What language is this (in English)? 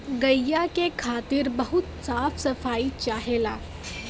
Bhojpuri